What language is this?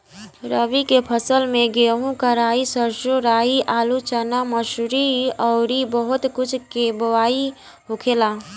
Bhojpuri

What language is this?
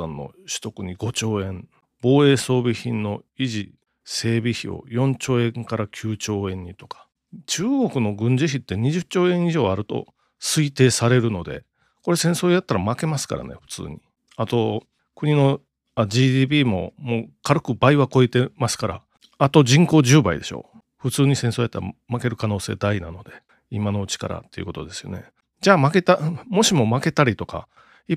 Japanese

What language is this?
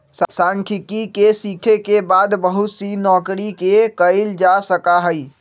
Magahi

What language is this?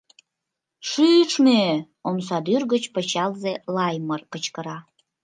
Mari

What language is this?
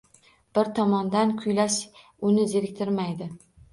Uzbek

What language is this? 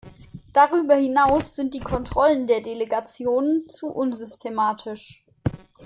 German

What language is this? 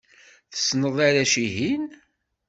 Kabyle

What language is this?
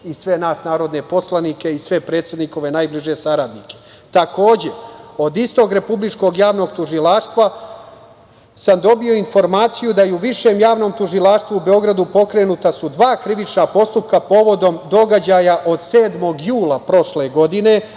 Serbian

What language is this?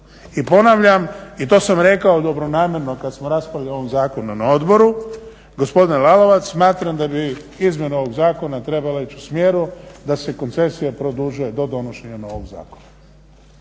Croatian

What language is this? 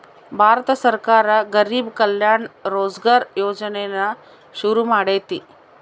Kannada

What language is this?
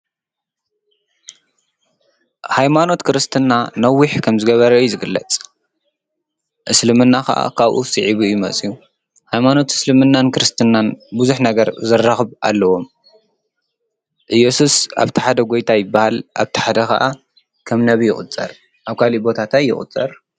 Tigrinya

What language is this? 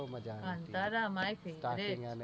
Gujarati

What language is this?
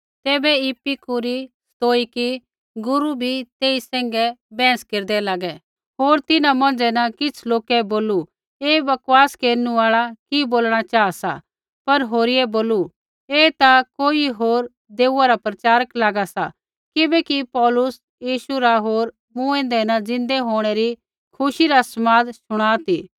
Kullu Pahari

